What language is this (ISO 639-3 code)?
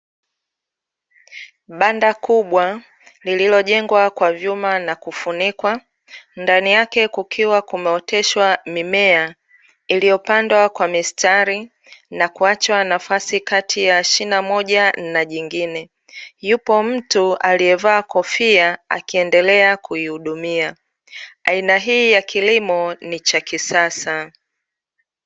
swa